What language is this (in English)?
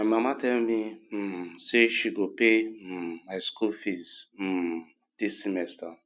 Nigerian Pidgin